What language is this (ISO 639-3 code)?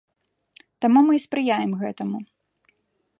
bel